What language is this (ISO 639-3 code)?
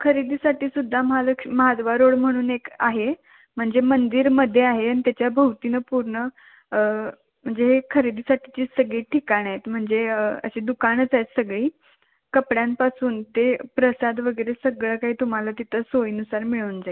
mar